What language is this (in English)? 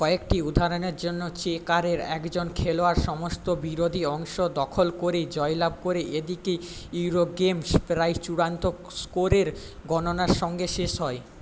Bangla